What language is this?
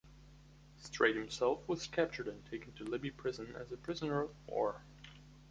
English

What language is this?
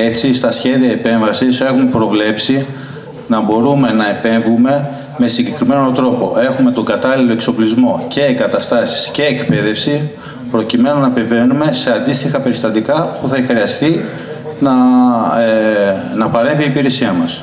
Greek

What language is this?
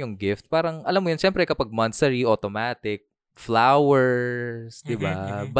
Filipino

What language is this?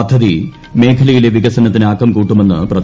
Malayalam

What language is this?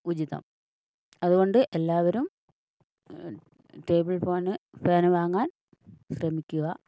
Malayalam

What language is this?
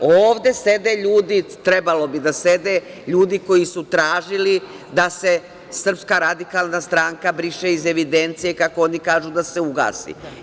Serbian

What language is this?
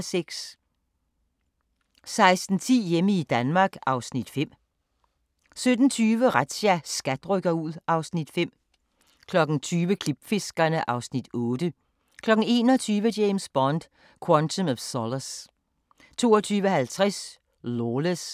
Danish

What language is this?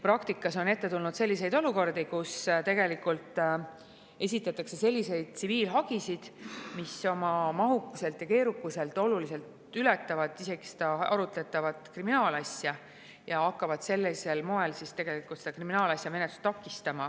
Estonian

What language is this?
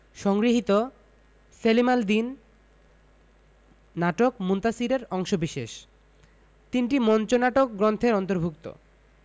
Bangla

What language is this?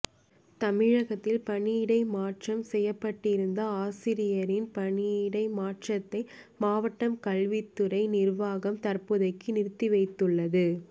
Tamil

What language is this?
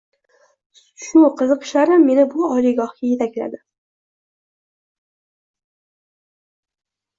Uzbek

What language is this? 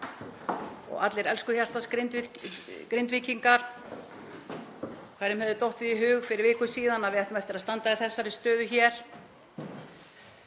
Icelandic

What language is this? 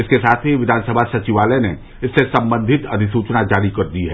Hindi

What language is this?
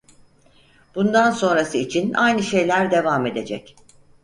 Turkish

